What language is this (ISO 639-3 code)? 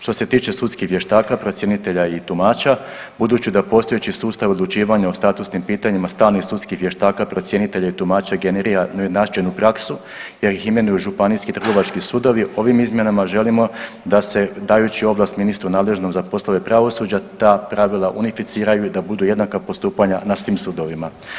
hrv